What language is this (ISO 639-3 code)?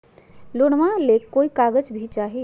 mag